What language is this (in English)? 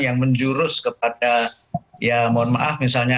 Indonesian